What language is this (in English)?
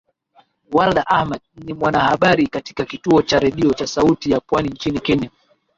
Swahili